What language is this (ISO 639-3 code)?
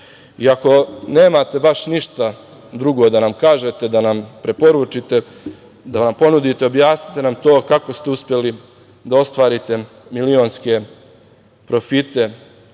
srp